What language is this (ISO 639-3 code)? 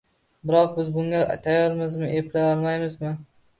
uzb